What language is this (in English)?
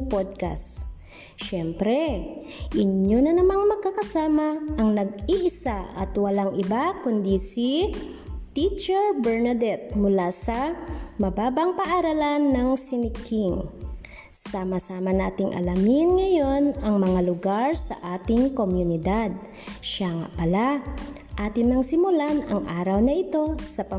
Filipino